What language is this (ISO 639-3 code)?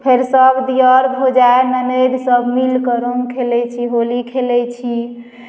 mai